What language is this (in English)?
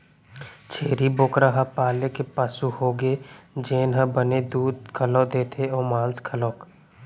Chhattisgarhi